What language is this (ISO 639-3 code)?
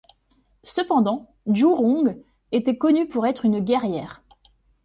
fra